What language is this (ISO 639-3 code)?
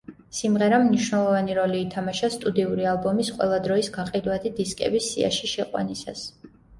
kat